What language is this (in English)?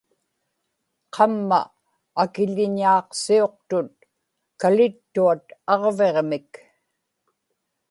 Inupiaq